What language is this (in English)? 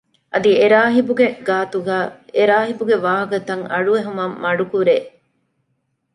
Divehi